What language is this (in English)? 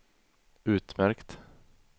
Swedish